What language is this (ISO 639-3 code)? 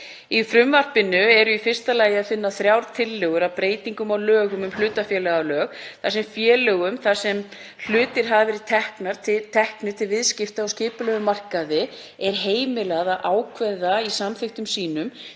isl